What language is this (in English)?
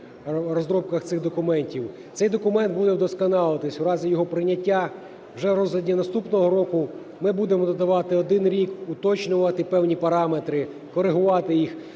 Ukrainian